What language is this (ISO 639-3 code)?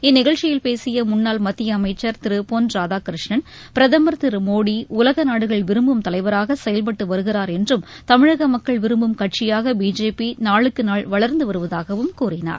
tam